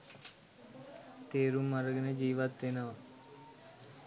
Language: Sinhala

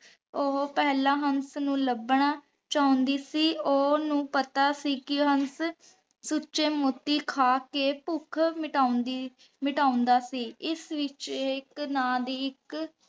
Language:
Punjabi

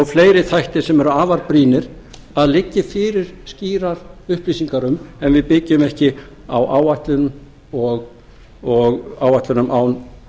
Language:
Icelandic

